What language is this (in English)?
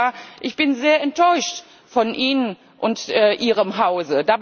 German